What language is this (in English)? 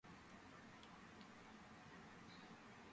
Georgian